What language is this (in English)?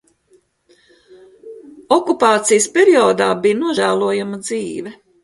Latvian